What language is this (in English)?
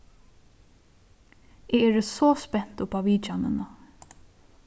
Faroese